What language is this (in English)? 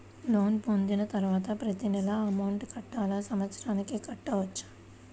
Telugu